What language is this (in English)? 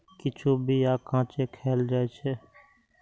Maithili